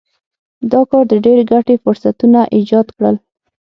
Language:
Pashto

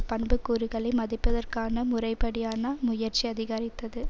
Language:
Tamil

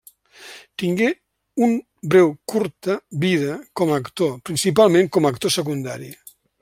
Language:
Catalan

